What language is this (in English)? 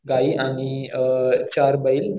Marathi